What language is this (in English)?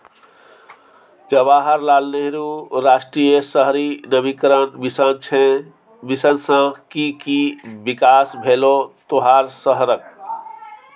Maithili